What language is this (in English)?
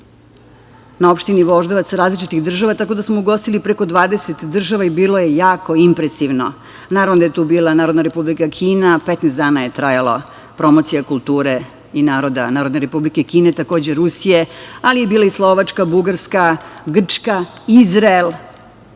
Serbian